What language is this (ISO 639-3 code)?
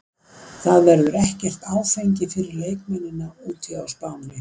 isl